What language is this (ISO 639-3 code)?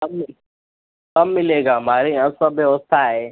hin